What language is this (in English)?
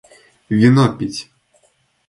Russian